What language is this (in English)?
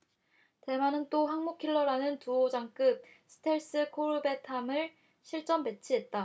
Korean